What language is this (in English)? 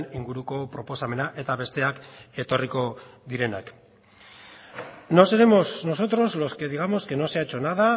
Spanish